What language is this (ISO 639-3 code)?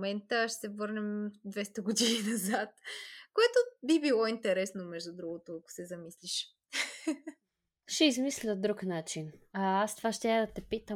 bul